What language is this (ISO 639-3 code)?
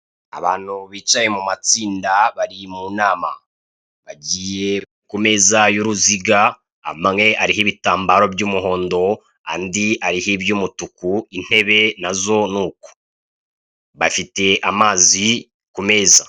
kin